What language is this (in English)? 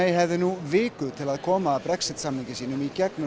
Icelandic